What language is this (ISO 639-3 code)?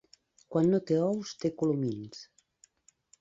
cat